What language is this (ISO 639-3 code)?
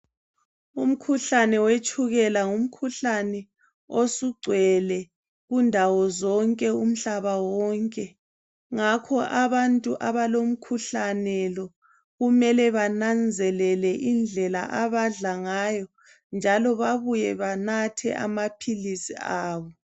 nde